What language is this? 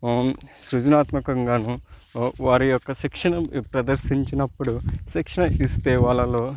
Telugu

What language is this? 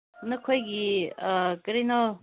Manipuri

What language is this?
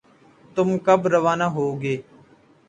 Urdu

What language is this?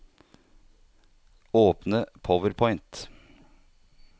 Norwegian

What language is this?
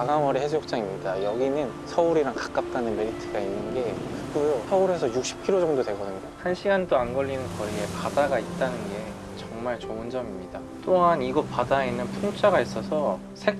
Korean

